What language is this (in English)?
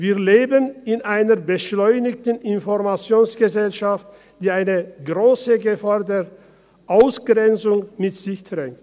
Swiss German